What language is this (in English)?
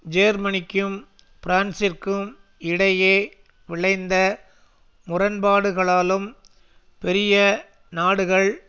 Tamil